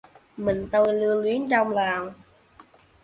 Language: Vietnamese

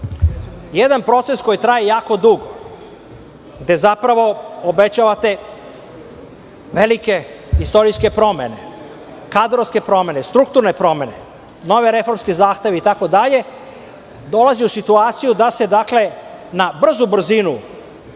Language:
Serbian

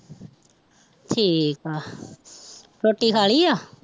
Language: Punjabi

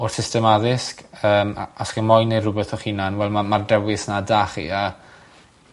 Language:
Welsh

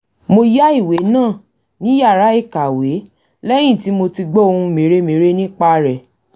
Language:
Yoruba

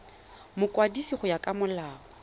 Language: Tswana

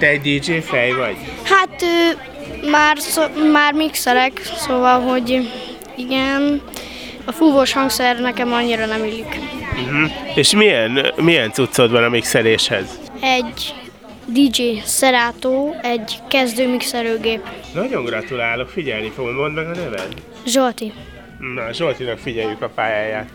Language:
Hungarian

